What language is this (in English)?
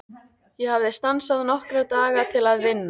Icelandic